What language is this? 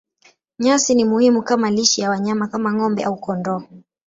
Swahili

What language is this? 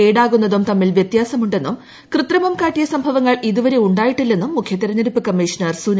Malayalam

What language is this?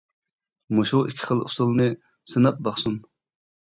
Uyghur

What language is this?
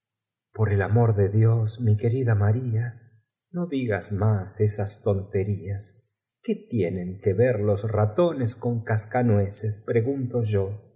Spanish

